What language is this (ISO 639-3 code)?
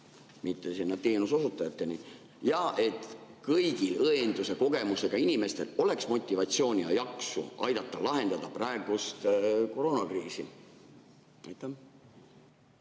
est